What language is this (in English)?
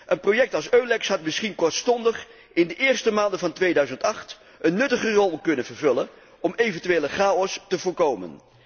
Dutch